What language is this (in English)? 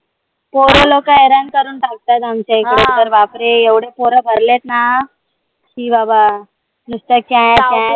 Marathi